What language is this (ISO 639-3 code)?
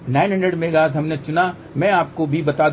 hin